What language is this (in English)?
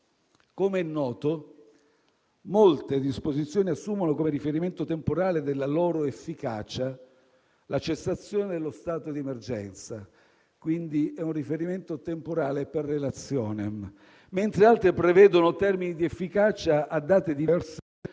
Italian